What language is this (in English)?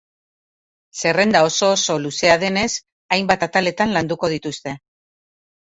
Basque